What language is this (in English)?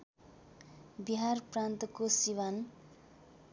Nepali